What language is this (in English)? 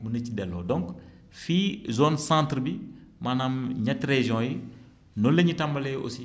Wolof